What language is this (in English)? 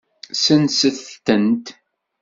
Kabyle